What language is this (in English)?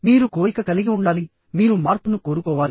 Telugu